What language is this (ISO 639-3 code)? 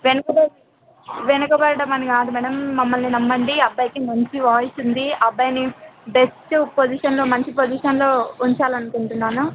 tel